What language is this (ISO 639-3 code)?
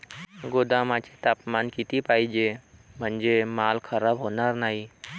mar